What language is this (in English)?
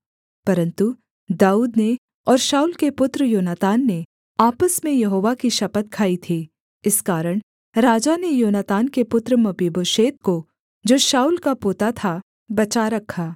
Hindi